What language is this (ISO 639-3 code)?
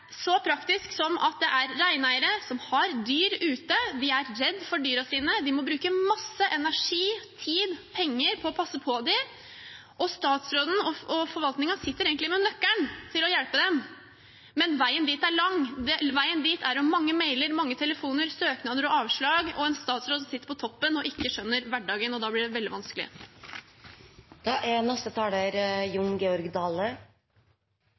nor